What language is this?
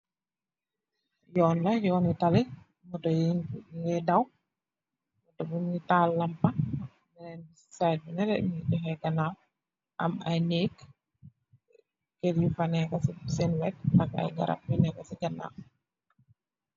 Wolof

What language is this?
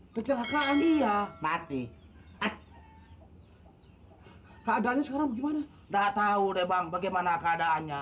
Indonesian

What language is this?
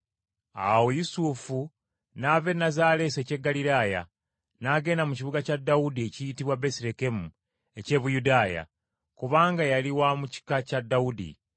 Ganda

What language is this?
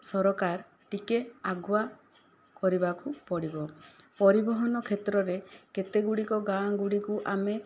Odia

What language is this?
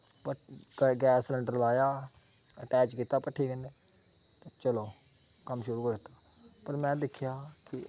Dogri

